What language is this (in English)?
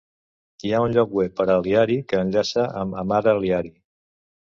Catalan